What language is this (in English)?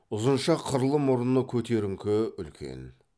Kazakh